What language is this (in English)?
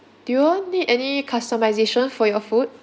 English